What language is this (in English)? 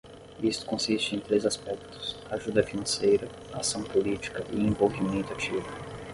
Portuguese